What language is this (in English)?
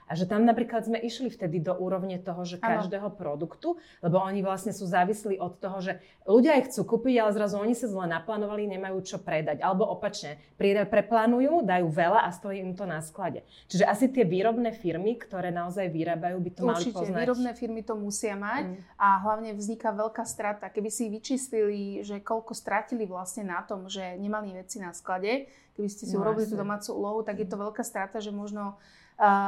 Slovak